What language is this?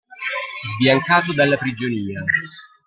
Italian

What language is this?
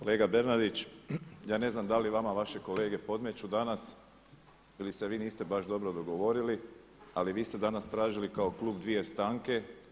Croatian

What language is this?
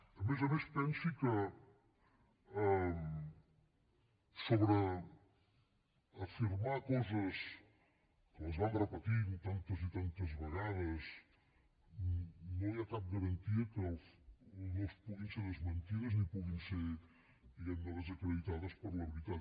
Catalan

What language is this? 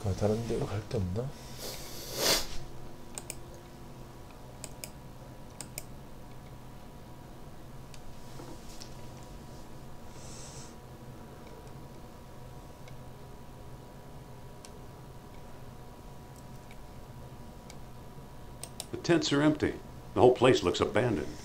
Korean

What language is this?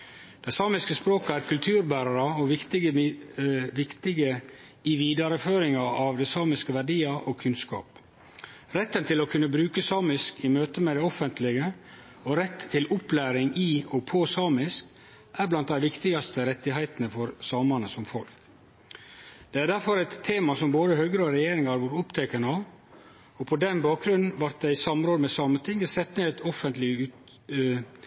Norwegian Nynorsk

